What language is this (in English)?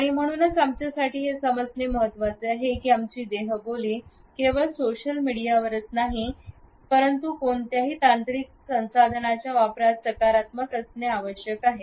Marathi